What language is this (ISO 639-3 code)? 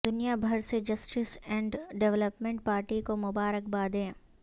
urd